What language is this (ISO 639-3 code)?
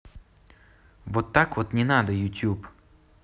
rus